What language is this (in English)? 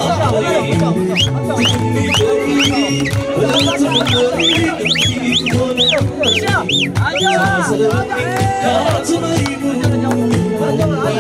Arabic